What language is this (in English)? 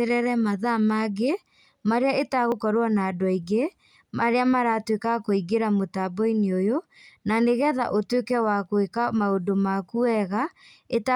Kikuyu